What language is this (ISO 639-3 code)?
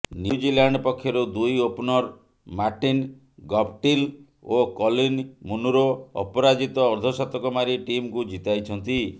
ori